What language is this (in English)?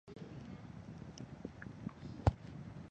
Chinese